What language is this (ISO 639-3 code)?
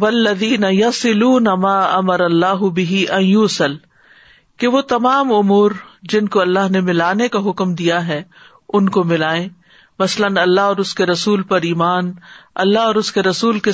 urd